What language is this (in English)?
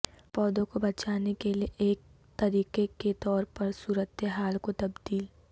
Urdu